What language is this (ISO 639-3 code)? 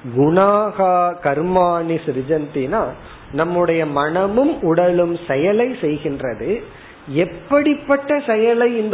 tam